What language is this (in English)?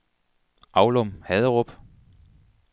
Danish